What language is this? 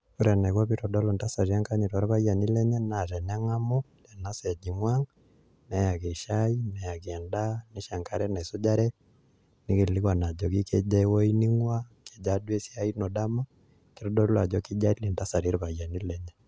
Masai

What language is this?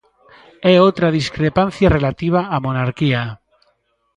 Galician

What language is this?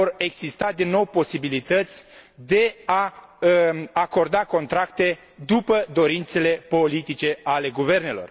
Romanian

